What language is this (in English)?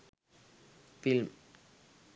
Sinhala